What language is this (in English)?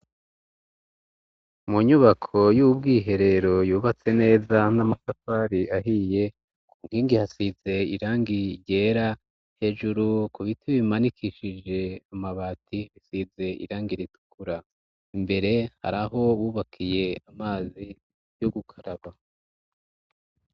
Rundi